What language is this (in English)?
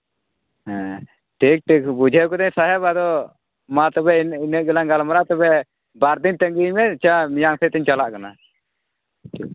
Santali